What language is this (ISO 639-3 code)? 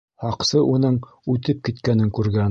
bak